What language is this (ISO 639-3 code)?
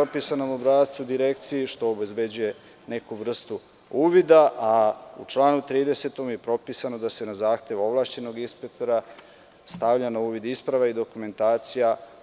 srp